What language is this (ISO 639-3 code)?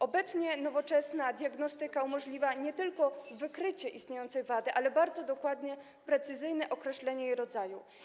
pol